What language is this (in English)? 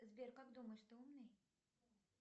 Russian